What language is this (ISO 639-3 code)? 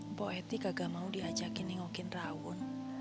ind